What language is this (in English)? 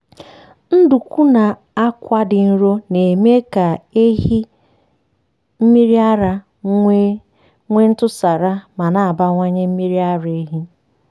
Igbo